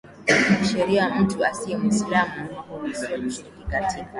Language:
Swahili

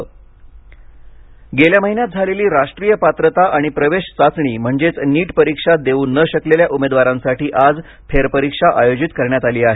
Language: Marathi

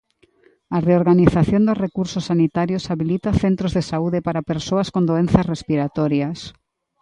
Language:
Galician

